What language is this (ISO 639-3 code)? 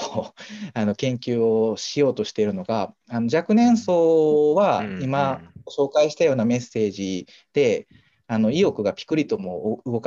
jpn